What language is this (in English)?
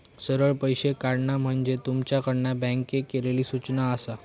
Marathi